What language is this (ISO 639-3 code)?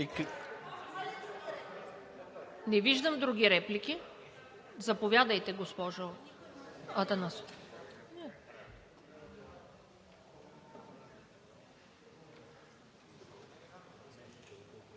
bul